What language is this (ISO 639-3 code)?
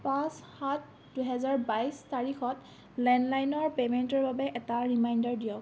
asm